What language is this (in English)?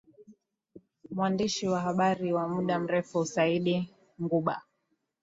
Swahili